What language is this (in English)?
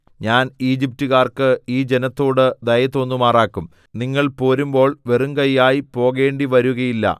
Malayalam